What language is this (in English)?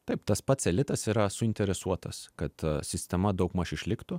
Lithuanian